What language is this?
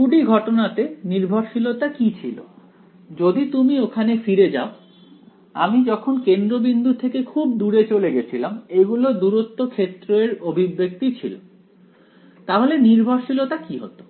Bangla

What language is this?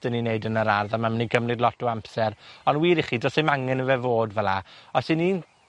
Welsh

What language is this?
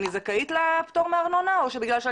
Hebrew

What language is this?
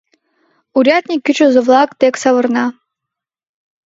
Mari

